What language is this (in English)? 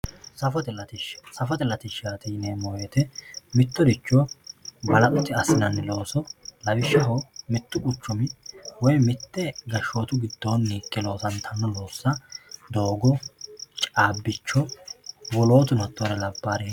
Sidamo